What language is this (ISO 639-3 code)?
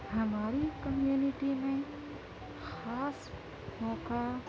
urd